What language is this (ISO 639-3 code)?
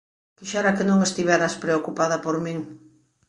glg